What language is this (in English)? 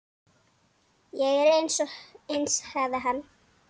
Icelandic